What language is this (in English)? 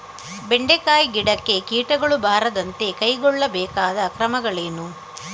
Kannada